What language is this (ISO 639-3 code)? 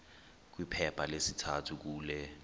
xho